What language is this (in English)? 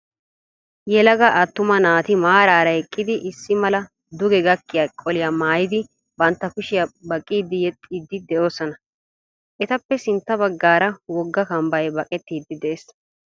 Wolaytta